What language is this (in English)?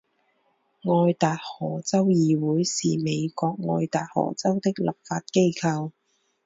Chinese